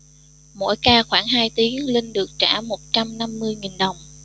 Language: Vietnamese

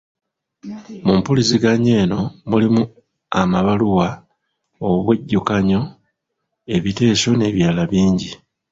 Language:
Ganda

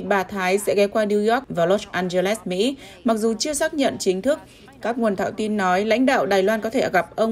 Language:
Vietnamese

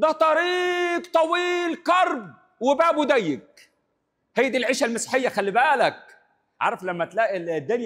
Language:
Arabic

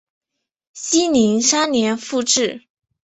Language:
Chinese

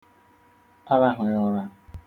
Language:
Igbo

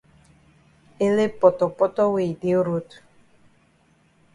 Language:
Cameroon Pidgin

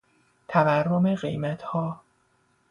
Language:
Persian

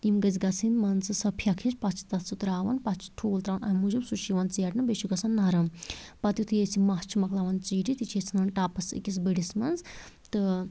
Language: Kashmiri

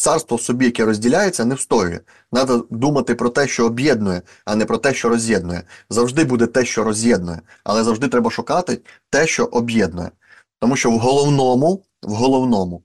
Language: Ukrainian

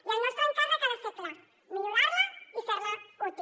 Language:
Catalan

